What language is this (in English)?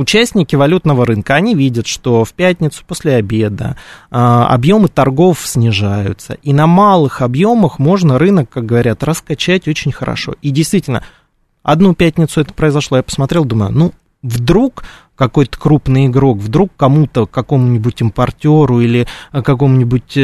Russian